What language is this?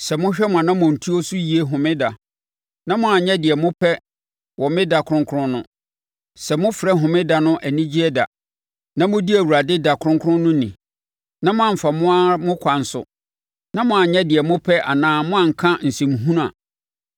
Akan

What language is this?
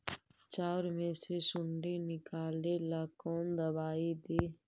Magahi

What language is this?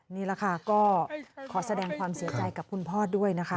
Thai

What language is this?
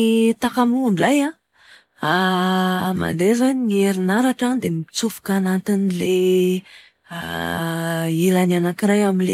Malagasy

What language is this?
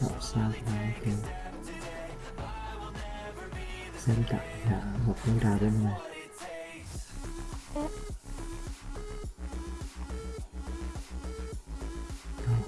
Vietnamese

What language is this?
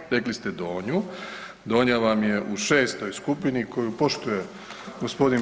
Croatian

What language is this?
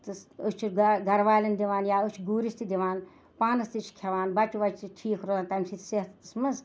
Kashmiri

